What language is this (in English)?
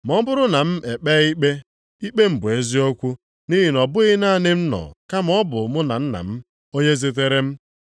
Igbo